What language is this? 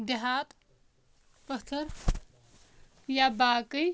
Kashmiri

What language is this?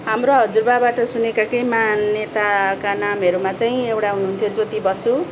Nepali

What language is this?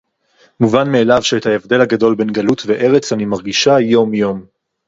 Hebrew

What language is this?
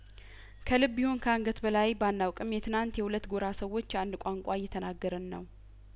Amharic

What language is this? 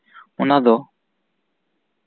Santali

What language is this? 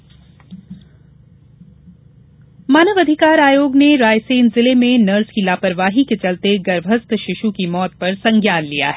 Hindi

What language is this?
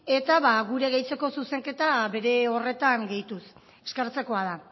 Basque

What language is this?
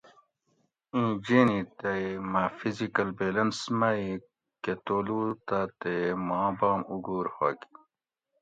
Gawri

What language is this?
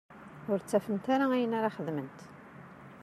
Kabyle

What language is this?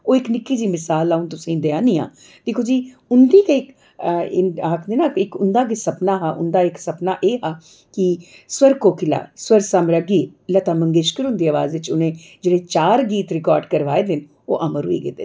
Dogri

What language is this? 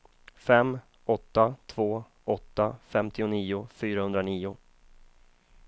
Swedish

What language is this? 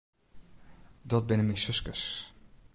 Western Frisian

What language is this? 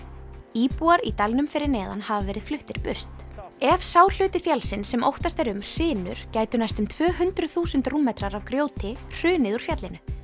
Icelandic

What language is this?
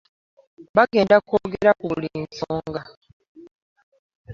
Ganda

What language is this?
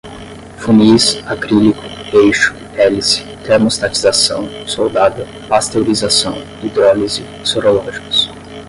Portuguese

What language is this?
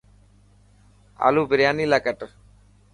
Dhatki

